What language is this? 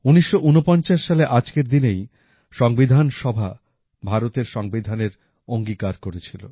Bangla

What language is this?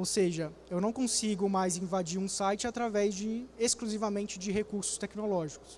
Portuguese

